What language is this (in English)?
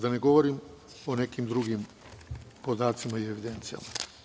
Serbian